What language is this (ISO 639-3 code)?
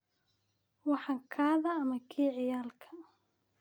som